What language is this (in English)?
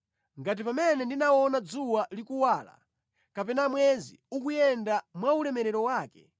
Nyanja